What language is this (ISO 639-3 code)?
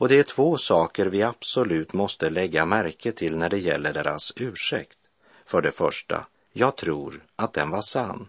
swe